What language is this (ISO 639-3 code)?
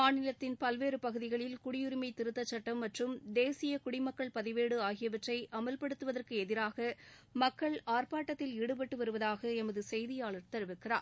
tam